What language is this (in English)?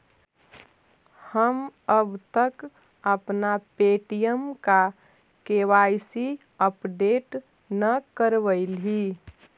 Magahi